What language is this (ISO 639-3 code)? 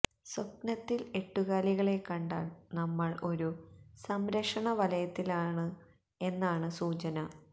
mal